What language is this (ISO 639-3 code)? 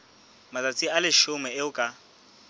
sot